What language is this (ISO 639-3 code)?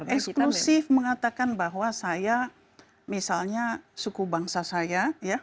ind